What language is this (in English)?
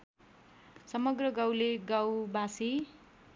Nepali